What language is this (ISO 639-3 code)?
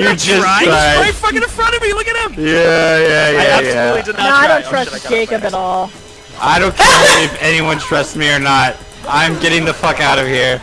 eng